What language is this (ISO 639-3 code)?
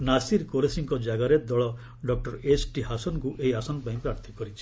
ori